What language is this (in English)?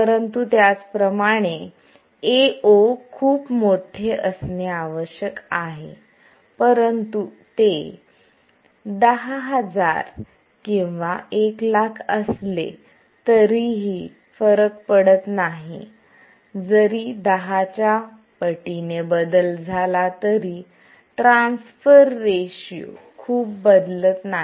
Marathi